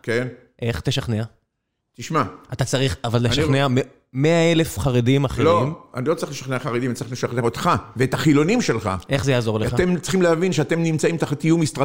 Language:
Hebrew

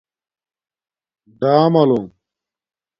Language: Domaaki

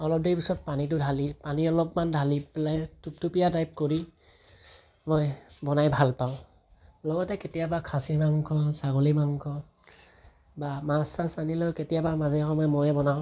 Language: Assamese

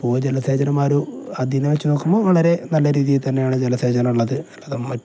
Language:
Malayalam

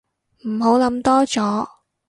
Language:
Cantonese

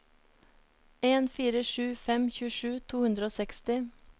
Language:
Norwegian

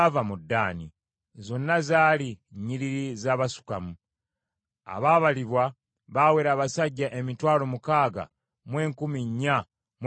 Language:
Ganda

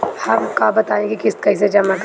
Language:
Bhojpuri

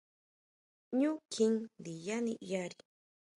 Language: Huautla Mazatec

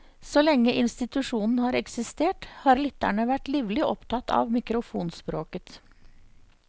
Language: Norwegian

